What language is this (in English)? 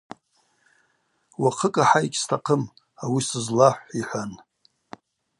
Abaza